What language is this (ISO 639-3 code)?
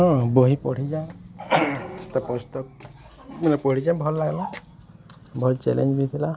ori